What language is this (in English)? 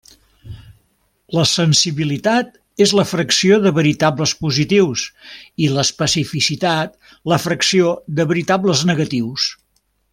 Catalan